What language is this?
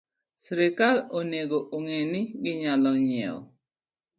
Luo (Kenya and Tanzania)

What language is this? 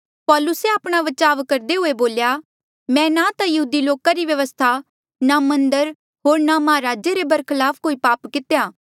Mandeali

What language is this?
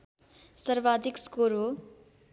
Nepali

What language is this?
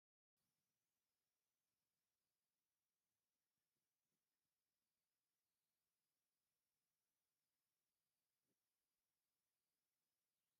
Tigrinya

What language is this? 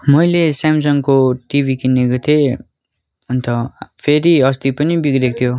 Nepali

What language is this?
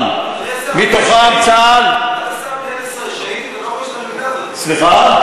Hebrew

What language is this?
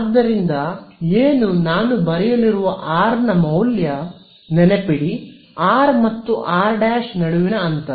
Kannada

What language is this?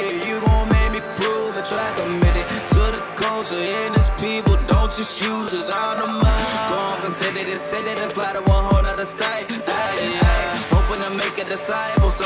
English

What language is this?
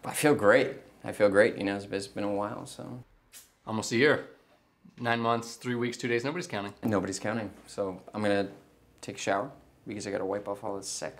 English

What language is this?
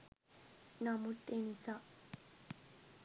Sinhala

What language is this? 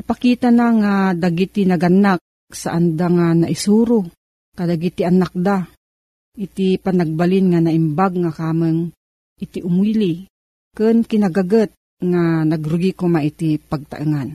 Filipino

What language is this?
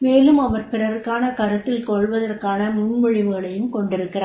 Tamil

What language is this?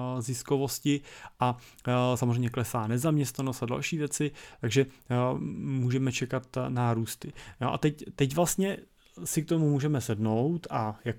Czech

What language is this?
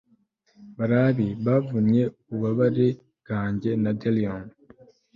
Kinyarwanda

